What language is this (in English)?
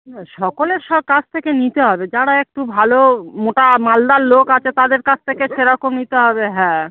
Bangla